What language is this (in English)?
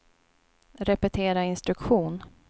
Swedish